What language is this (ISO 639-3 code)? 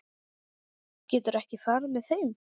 isl